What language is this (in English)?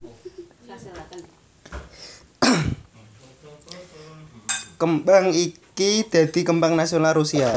Javanese